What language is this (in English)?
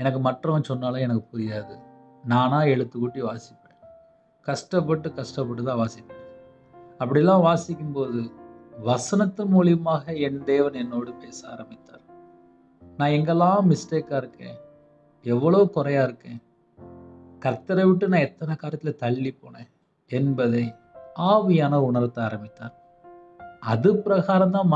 Tamil